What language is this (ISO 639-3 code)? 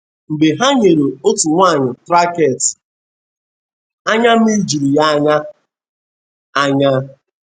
ibo